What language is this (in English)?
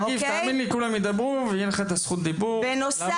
Hebrew